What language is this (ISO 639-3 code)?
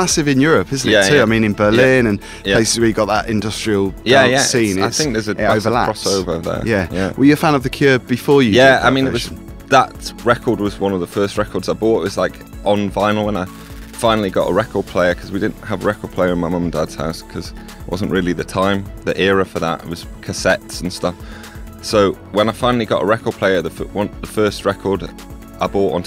eng